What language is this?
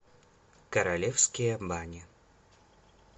Russian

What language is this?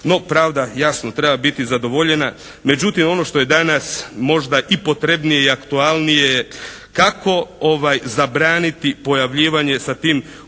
Croatian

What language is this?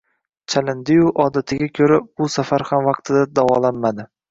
Uzbek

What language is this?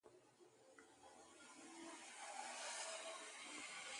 Cameroon Pidgin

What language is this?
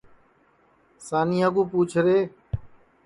Sansi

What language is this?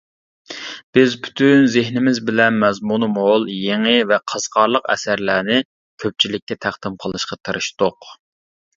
Uyghur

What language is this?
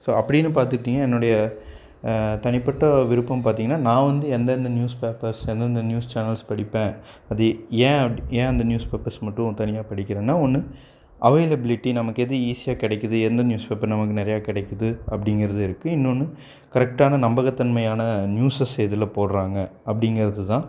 Tamil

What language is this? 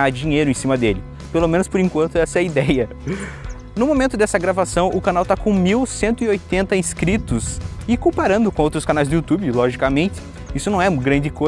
Portuguese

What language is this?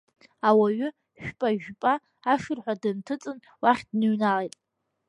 Abkhazian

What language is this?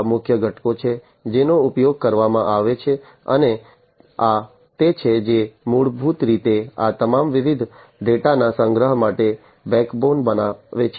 Gujarati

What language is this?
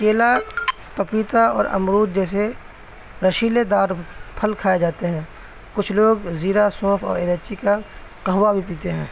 Urdu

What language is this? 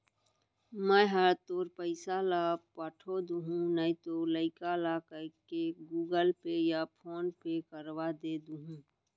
Chhattisgarhi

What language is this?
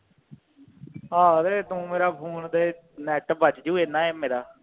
Punjabi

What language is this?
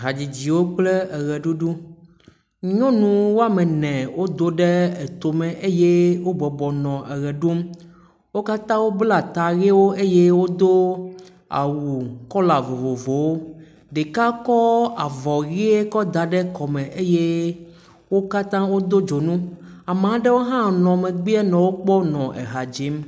Ewe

